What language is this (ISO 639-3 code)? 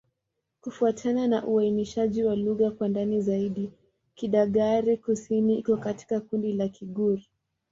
swa